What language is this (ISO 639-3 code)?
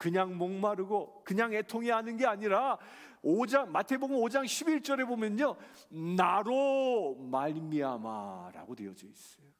kor